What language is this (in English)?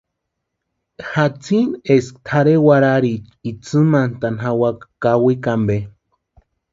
Western Highland Purepecha